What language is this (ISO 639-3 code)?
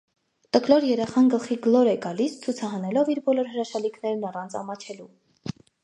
hye